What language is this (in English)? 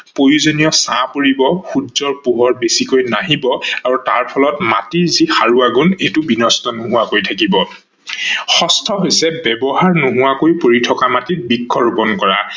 Assamese